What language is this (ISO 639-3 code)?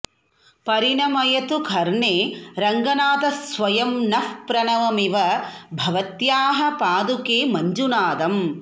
san